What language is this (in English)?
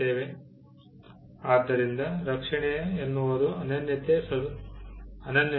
Kannada